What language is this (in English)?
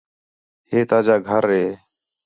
Khetrani